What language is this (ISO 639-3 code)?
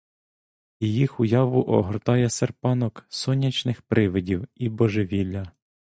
ukr